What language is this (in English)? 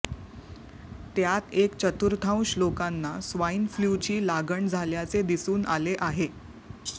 Marathi